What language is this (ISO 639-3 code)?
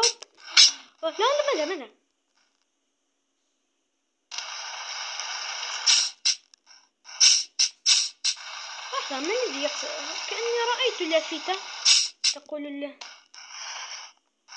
ara